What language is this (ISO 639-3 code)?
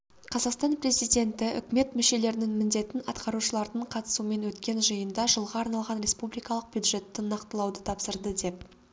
kaz